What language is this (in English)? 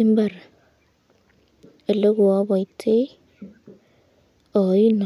Kalenjin